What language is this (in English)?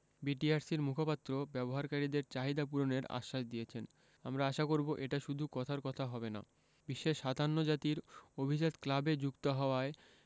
Bangla